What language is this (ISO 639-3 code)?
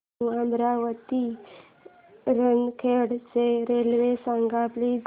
mar